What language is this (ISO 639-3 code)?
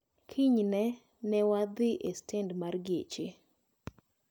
luo